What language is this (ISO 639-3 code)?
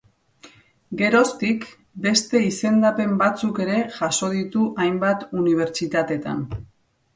eus